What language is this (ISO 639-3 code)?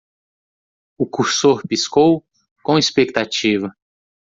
por